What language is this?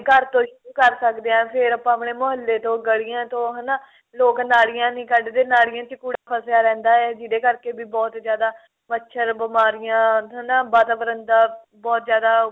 Punjabi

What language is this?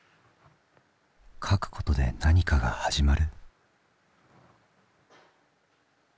Japanese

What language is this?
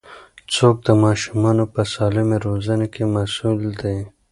Pashto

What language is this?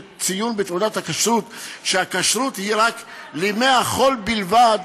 Hebrew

